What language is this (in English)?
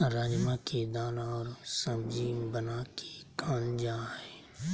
Magahi